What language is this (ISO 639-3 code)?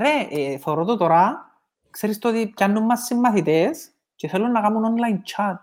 ell